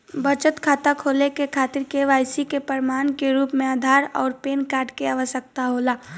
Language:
Bhojpuri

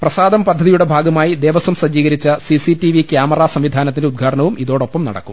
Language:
Malayalam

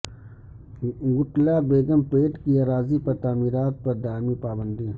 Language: Urdu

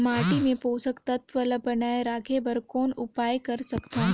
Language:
Chhattisgarhi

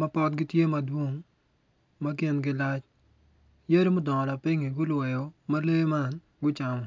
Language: Acoli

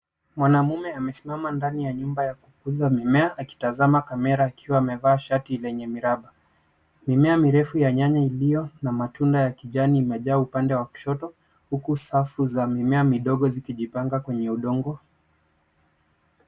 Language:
Swahili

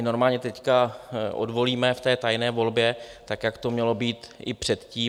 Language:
Czech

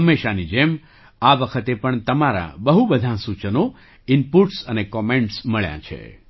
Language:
Gujarati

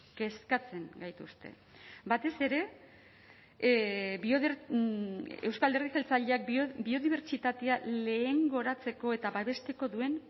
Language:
Basque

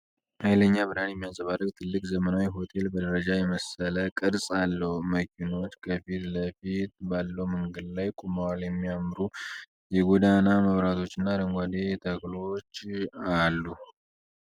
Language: Amharic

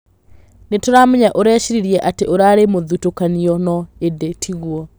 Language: Kikuyu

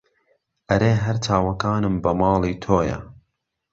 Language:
Central Kurdish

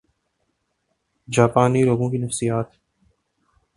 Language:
Urdu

